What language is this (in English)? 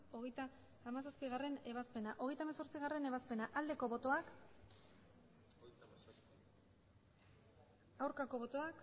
Basque